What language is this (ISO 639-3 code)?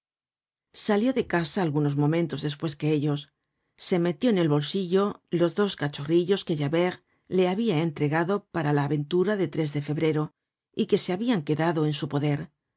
spa